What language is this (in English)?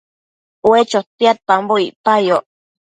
Matsés